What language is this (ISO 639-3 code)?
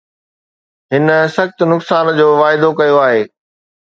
snd